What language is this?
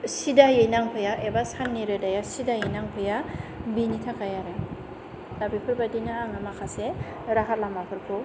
Bodo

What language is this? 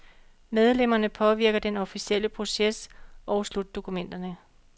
Danish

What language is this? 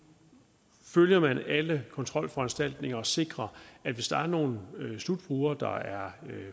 Danish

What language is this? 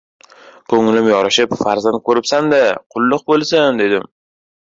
Uzbek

